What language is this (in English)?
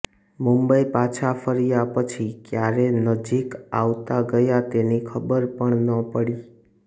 Gujarati